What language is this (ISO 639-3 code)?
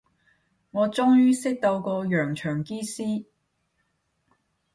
yue